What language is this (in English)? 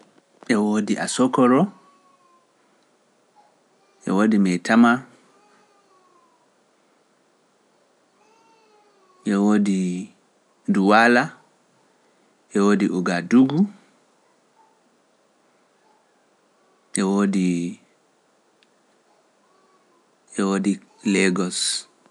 Pular